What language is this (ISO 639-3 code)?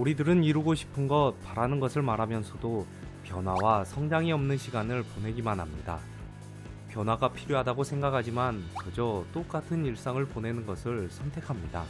kor